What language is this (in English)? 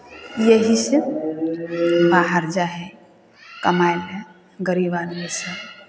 Maithili